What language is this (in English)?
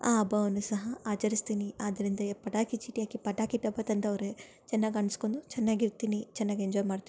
Kannada